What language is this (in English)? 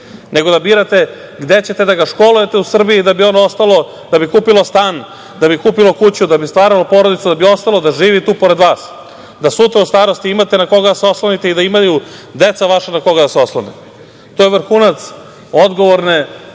Serbian